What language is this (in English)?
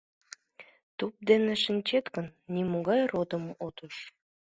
Mari